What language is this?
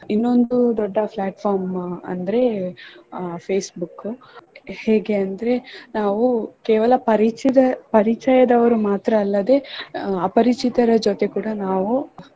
Kannada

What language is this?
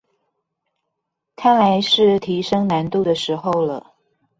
Chinese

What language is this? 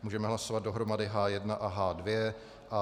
Czech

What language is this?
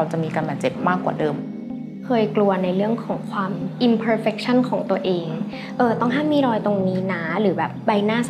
Thai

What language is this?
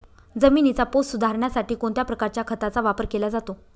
Marathi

